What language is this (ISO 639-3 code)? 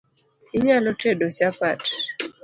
luo